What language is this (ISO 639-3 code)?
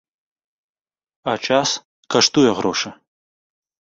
bel